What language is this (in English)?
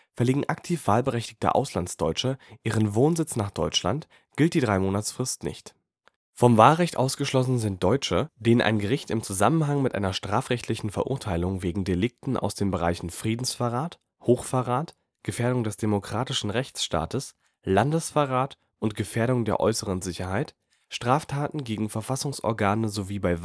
German